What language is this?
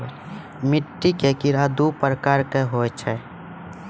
Maithili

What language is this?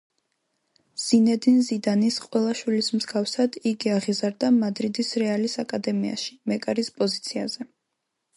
Georgian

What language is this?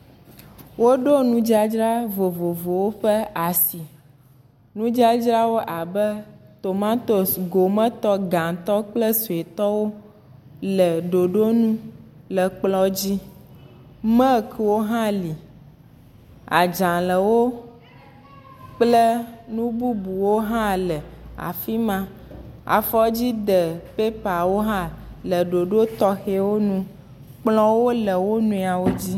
Ewe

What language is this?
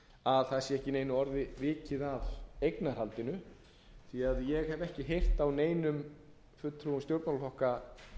Icelandic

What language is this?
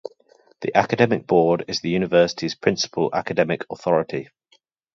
English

